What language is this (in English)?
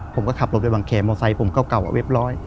Thai